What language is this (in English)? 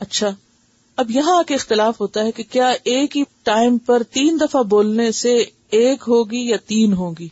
Urdu